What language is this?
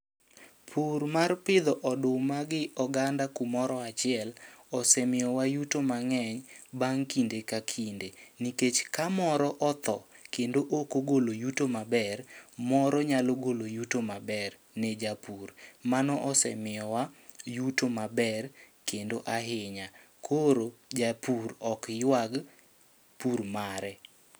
Luo (Kenya and Tanzania)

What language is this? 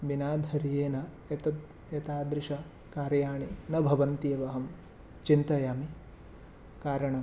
Sanskrit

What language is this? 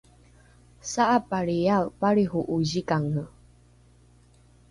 Rukai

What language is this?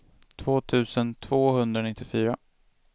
Swedish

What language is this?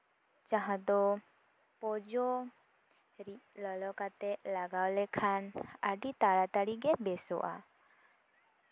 Santali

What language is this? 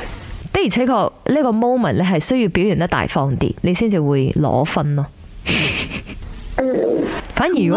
Chinese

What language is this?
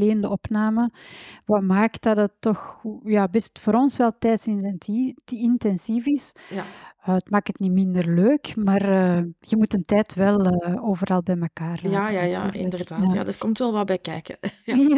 Dutch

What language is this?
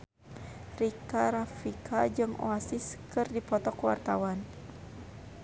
Sundanese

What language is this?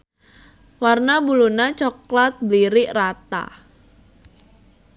Sundanese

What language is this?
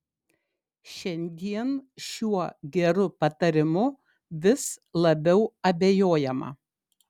Lithuanian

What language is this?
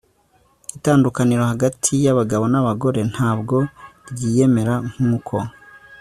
Kinyarwanda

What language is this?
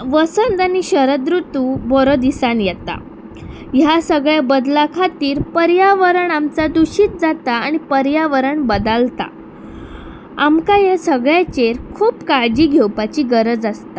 Konkani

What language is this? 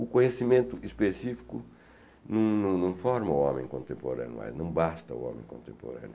Portuguese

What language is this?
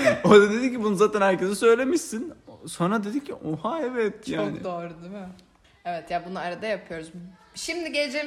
Turkish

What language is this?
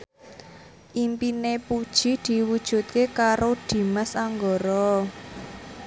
Javanese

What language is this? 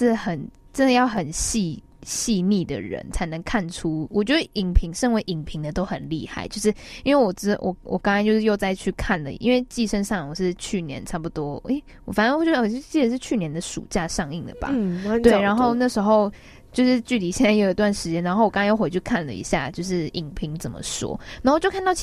Chinese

